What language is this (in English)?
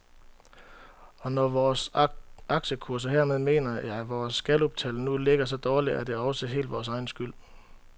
Danish